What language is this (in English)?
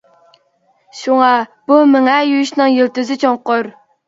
Uyghur